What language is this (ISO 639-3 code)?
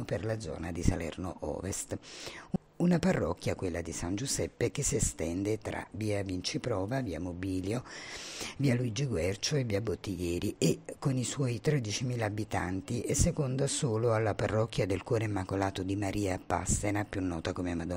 ita